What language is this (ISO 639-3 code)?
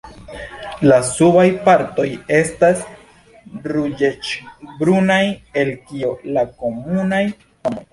epo